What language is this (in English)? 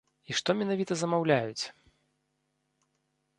Belarusian